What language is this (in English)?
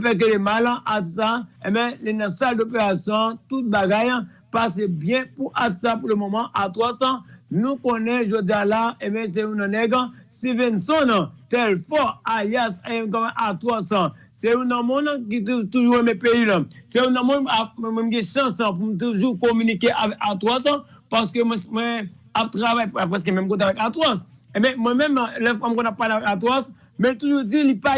French